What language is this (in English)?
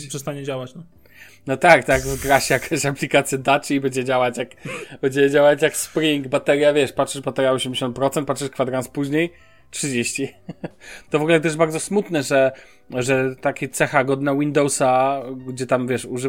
Polish